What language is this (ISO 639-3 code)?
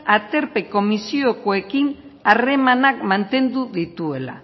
eus